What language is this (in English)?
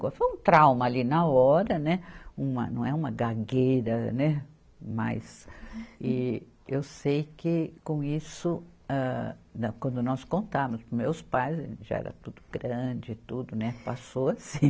Portuguese